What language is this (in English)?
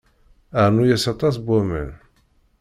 Kabyle